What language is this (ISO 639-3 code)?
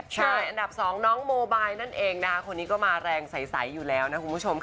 tha